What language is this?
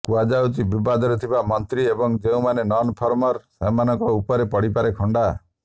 Odia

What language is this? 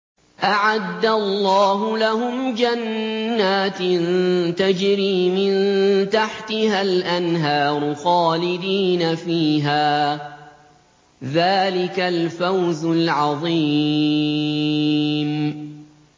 Arabic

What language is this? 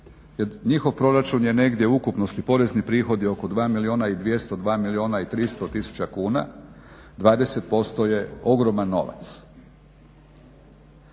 Croatian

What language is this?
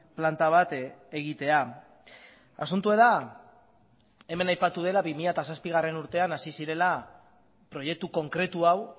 Basque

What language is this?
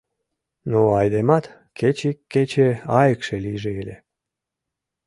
Mari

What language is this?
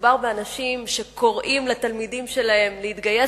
Hebrew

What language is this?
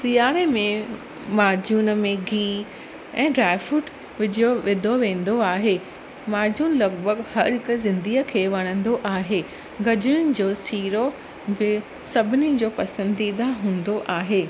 Sindhi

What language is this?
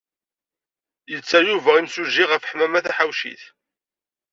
Kabyle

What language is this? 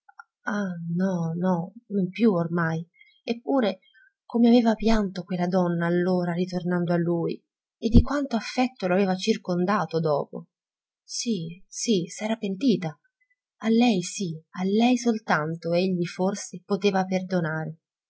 Italian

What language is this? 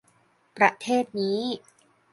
Thai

